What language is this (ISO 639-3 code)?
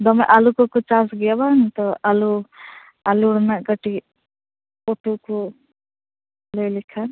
sat